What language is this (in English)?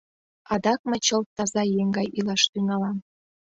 Mari